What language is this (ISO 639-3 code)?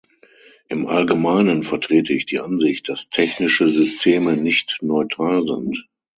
deu